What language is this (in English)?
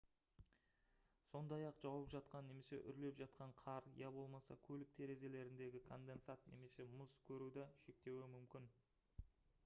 Kazakh